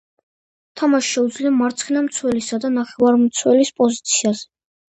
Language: Georgian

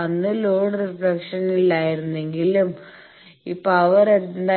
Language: Malayalam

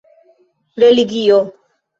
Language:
Esperanto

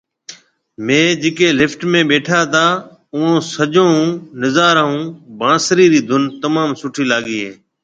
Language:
Marwari (Pakistan)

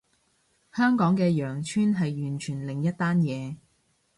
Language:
Cantonese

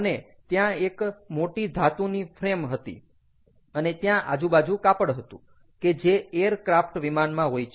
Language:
Gujarati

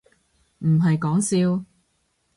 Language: Cantonese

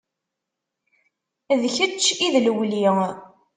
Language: Kabyle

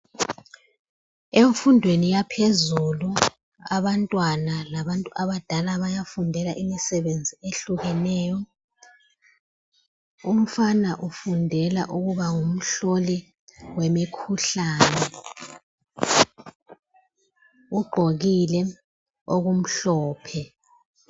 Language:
North Ndebele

